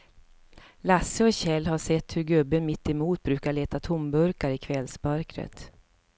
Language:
Swedish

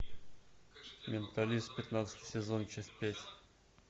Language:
Russian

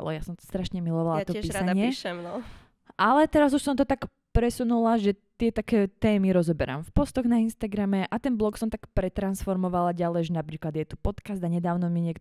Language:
Slovak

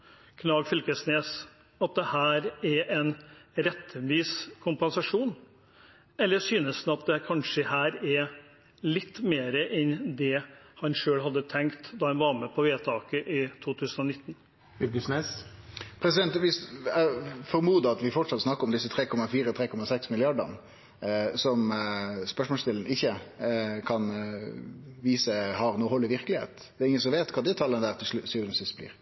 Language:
Norwegian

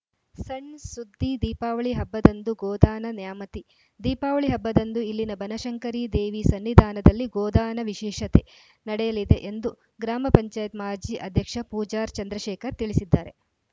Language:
Kannada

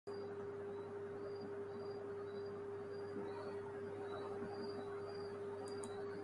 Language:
Urdu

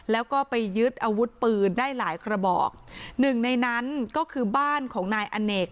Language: Thai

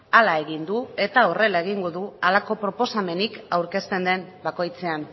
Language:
Basque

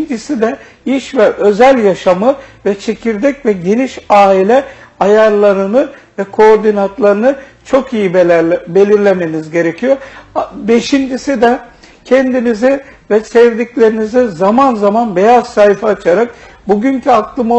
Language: Turkish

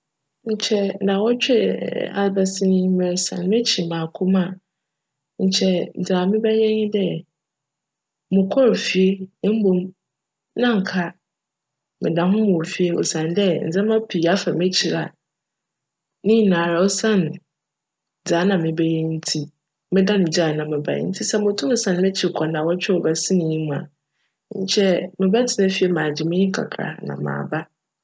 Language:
Akan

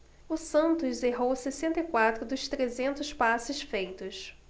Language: Portuguese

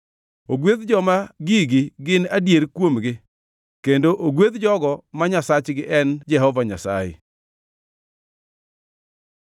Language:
Luo (Kenya and Tanzania)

